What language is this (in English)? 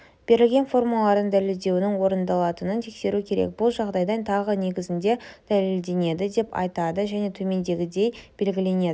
Kazakh